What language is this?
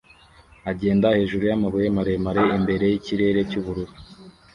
Kinyarwanda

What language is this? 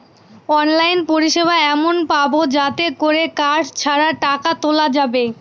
Bangla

